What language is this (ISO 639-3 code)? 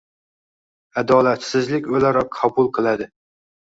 uzb